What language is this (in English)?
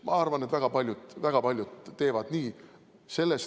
Estonian